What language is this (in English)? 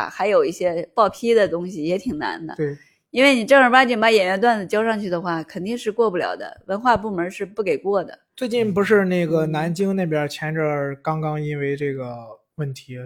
Chinese